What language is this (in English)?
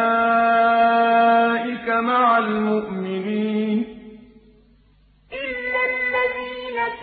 Arabic